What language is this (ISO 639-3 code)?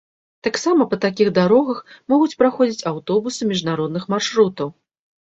bel